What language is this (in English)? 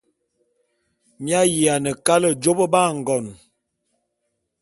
Bulu